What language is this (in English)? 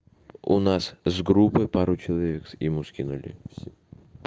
Russian